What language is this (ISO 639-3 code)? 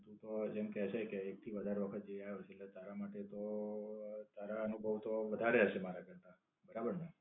guj